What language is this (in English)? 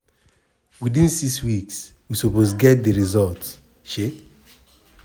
Nigerian Pidgin